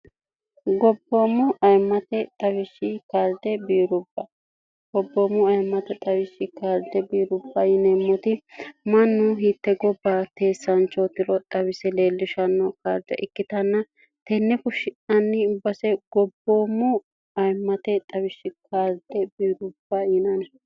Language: Sidamo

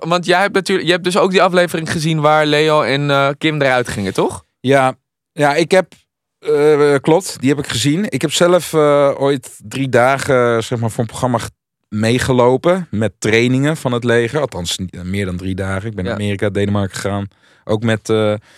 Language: Dutch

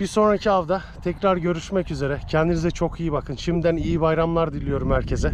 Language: Turkish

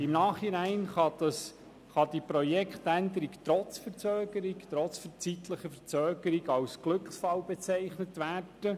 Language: Swiss German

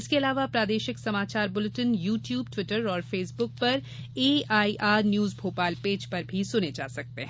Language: Hindi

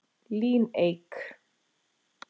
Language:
Icelandic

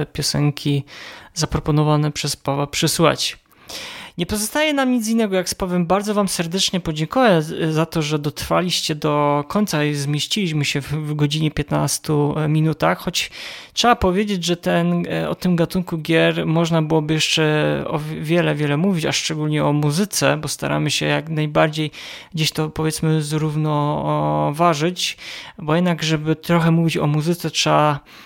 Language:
Polish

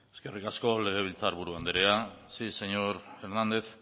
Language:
Basque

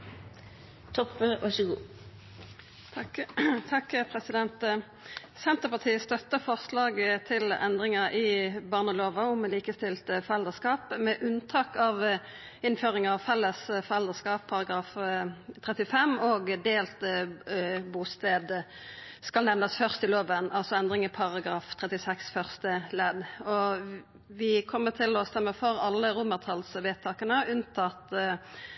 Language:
Norwegian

